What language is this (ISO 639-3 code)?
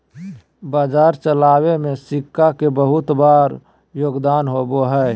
mag